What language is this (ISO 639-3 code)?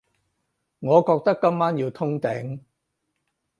yue